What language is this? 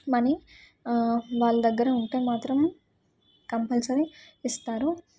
Telugu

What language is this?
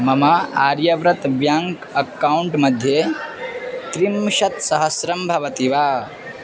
Sanskrit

